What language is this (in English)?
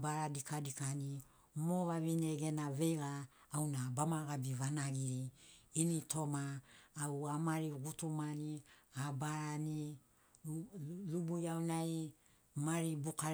Sinaugoro